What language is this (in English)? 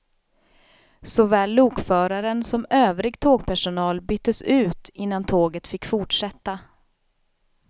Swedish